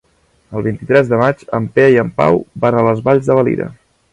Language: Catalan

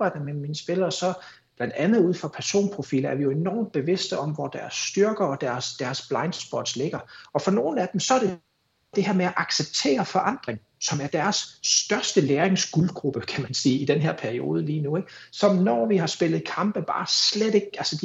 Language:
Danish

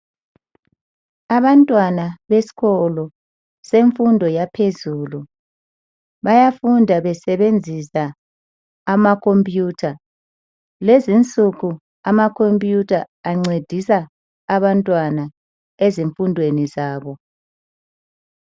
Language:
North Ndebele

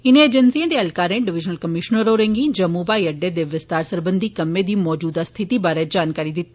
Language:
Dogri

